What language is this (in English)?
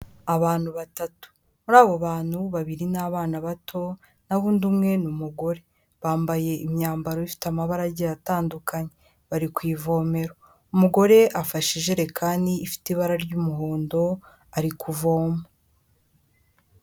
Kinyarwanda